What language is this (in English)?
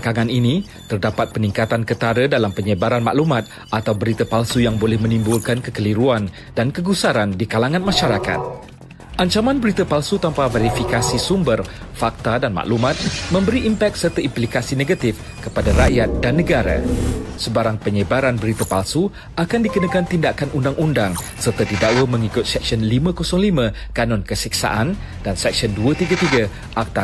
Malay